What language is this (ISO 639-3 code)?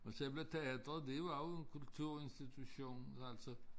dan